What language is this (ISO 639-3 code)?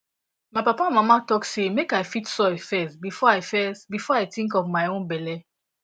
pcm